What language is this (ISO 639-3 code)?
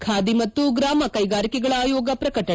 kan